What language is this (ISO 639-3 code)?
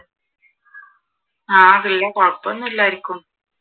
mal